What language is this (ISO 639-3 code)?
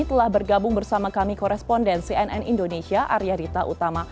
ind